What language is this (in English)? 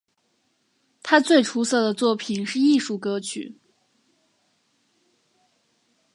Chinese